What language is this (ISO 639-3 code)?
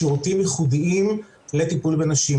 heb